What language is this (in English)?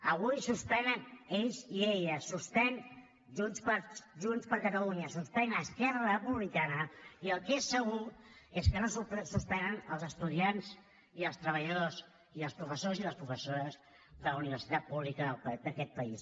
Catalan